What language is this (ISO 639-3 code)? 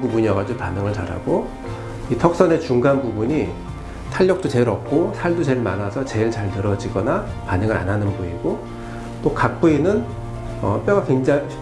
kor